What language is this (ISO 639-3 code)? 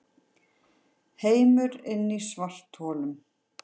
isl